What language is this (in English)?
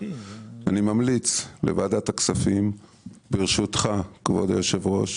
Hebrew